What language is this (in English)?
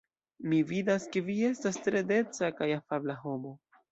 Esperanto